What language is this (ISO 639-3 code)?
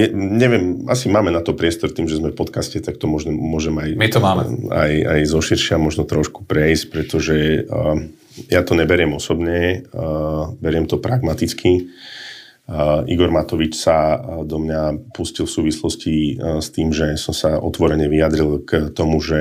slk